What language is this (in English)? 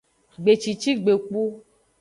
Aja (Benin)